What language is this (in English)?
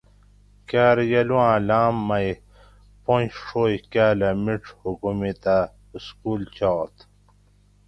Gawri